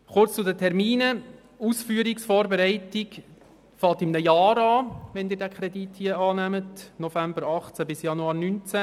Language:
Swiss German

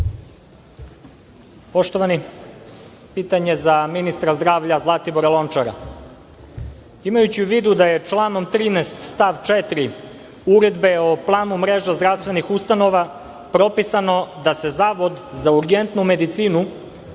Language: Serbian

